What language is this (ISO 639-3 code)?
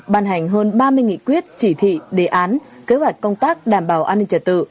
vie